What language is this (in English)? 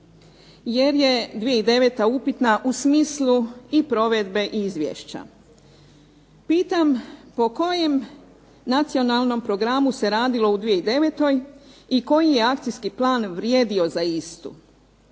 Croatian